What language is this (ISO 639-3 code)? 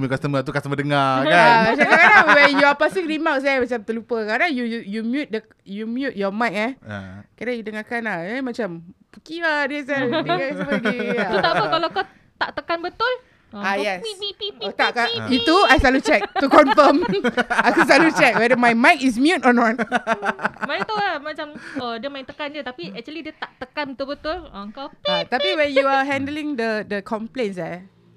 msa